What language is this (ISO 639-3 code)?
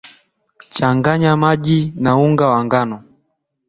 swa